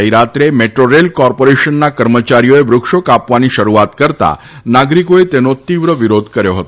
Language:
Gujarati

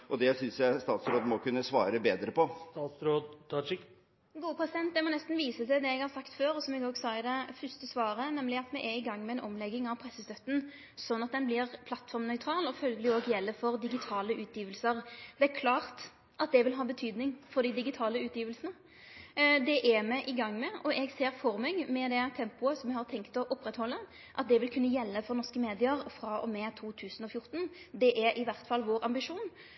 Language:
Norwegian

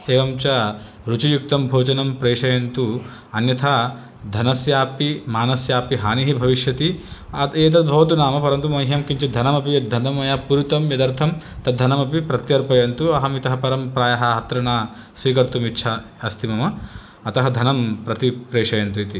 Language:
Sanskrit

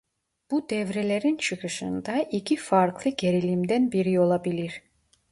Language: Turkish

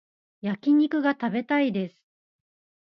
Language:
Japanese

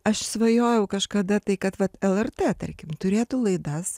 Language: Lithuanian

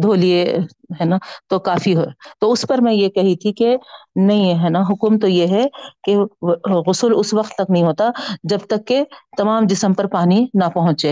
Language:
Urdu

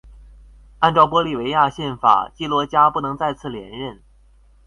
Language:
Chinese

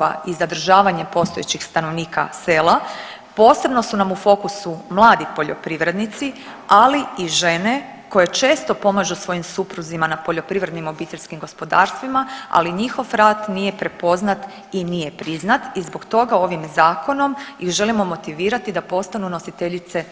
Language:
Croatian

